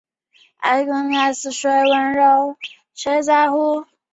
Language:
Chinese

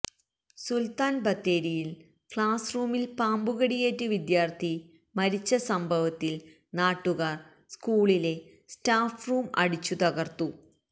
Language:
Malayalam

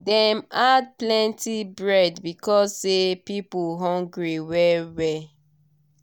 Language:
Nigerian Pidgin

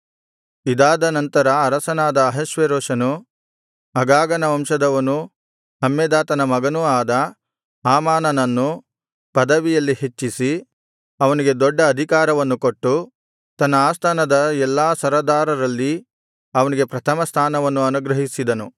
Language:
Kannada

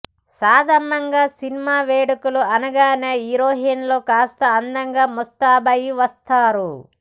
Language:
Telugu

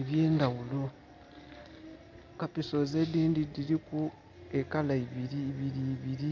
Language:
Soga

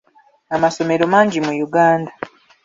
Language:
Ganda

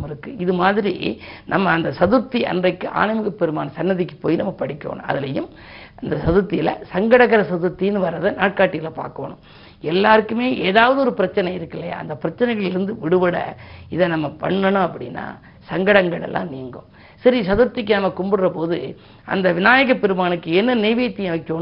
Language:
Tamil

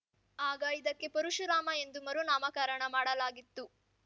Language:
Kannada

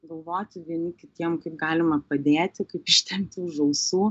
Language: Lithuanian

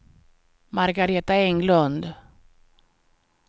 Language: Swedish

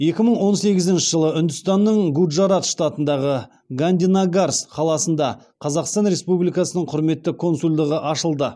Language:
Kazakh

